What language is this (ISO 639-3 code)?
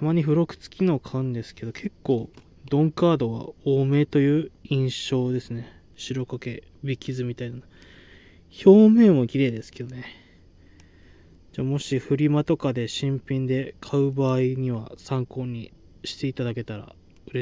jpn